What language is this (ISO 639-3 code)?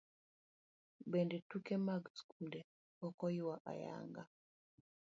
luo